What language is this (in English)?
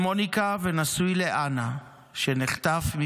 Hebrew